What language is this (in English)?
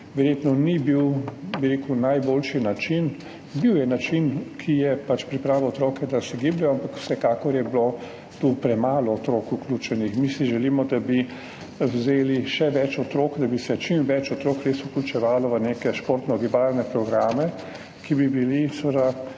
Slovenian